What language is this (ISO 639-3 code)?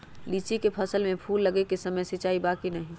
mag